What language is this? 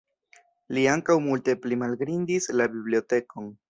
Esperanto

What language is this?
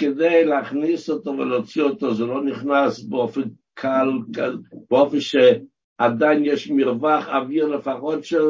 Hebrew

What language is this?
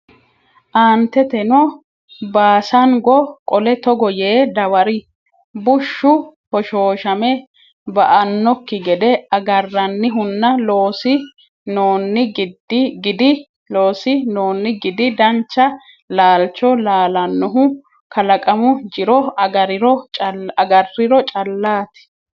Sidamo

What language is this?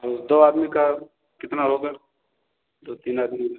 Hindi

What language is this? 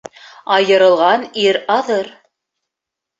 Bashkir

